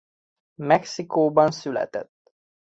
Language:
Hungarian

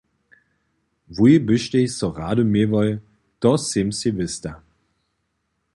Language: Upper Sorbian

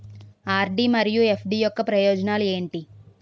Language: Telugu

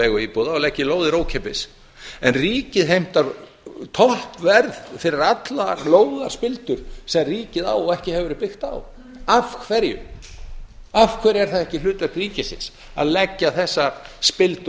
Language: Icelandic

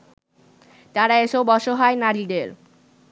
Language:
Bangla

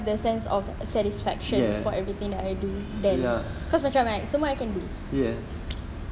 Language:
English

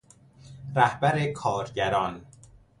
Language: Persian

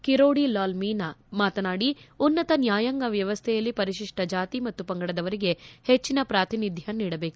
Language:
Kannada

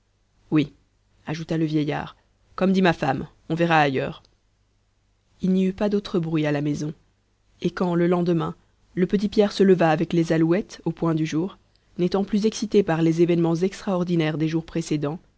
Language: French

